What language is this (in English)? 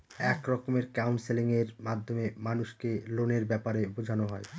Bangla